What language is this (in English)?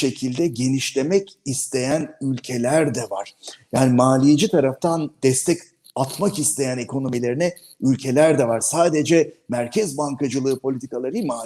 Turkish